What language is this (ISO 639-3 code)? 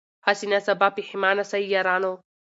pus